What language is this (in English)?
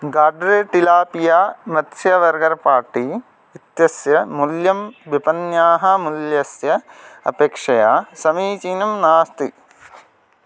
Sanskrit